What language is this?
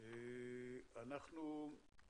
Hebrew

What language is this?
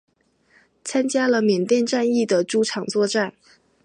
Chinese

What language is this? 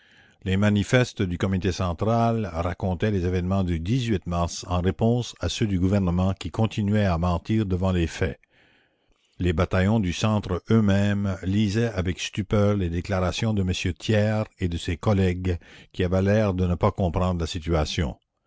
French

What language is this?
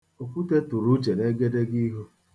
Igbo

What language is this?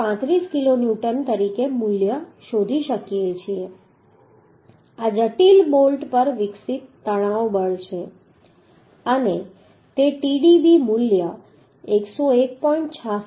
Gujarati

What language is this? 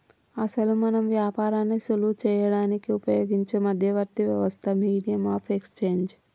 Telugu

